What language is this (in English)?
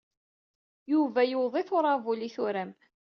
Kabyle